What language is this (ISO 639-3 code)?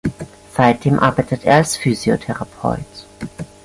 deu